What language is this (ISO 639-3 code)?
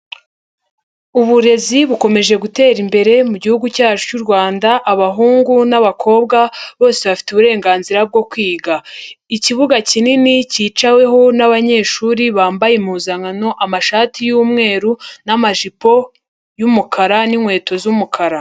kin